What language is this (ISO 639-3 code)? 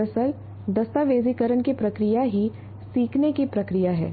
hin